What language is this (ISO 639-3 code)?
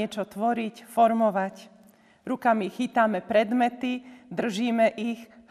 slk